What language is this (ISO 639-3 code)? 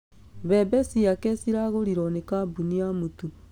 kik